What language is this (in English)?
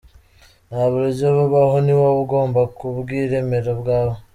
Kinyarwanda